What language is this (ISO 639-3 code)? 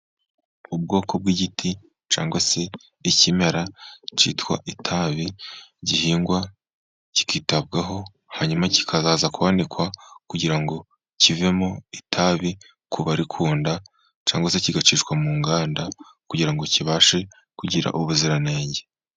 kin